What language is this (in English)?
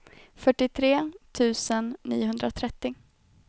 Swedish